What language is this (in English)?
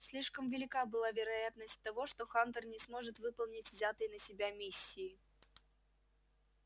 Russian